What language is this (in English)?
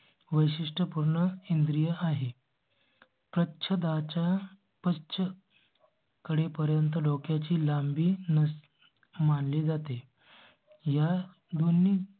Marathi